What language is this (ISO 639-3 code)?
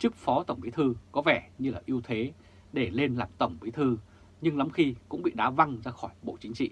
vie